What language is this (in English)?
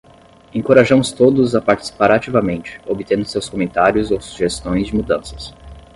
Portuguese